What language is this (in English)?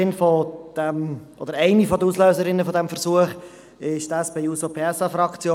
Swiss German